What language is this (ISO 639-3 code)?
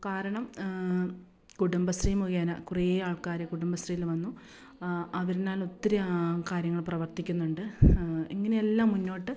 mal